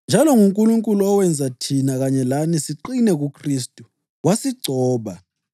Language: North Ndebele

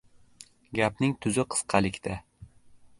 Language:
Uzbek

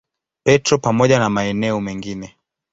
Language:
Swahili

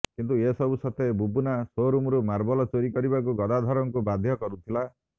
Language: Odia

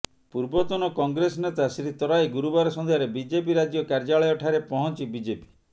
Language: Odia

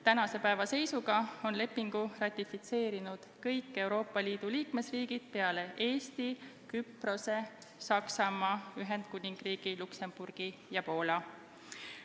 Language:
Estonian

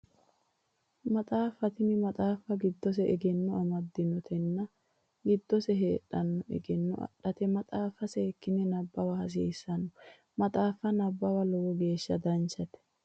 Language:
Sidamo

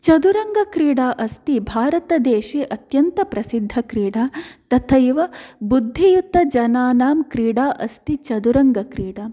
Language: Sanskrit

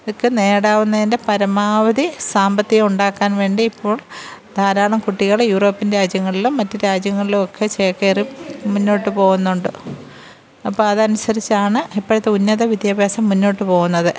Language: Malayalam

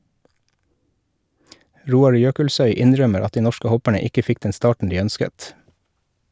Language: Norwegian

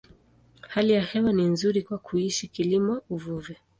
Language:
Swahili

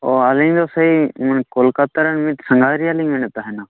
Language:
Santali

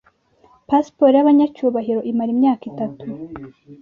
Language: Kinyarwanda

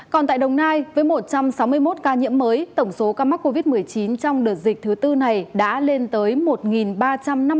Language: Vietnamese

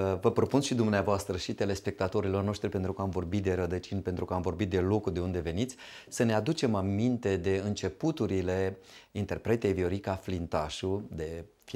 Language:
Romanian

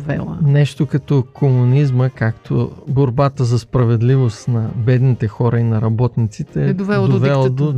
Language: Bulgarian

